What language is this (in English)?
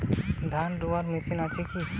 Bangla